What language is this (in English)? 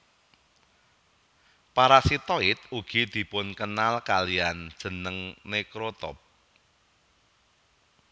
Javanese